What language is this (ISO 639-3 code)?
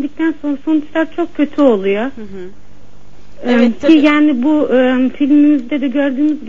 tur